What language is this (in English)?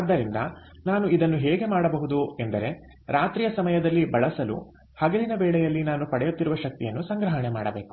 Kannada